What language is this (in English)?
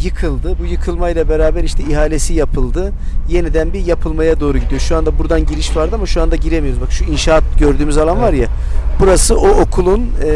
Turkish